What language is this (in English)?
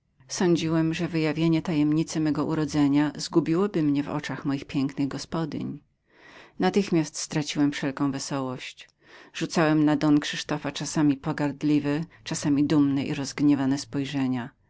Polish